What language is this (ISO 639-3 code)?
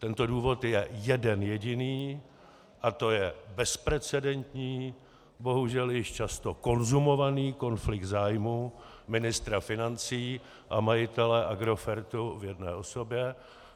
ces